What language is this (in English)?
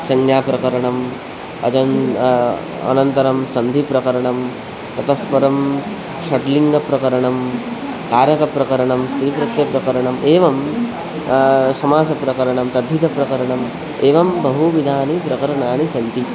Sanskrit